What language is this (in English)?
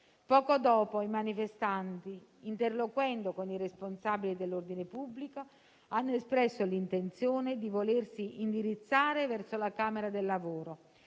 Italian